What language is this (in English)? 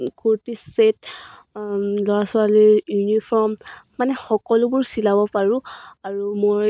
Assamese